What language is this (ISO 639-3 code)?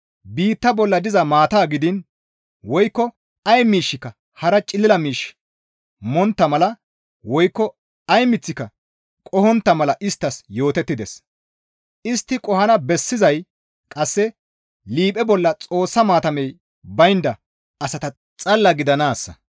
gmv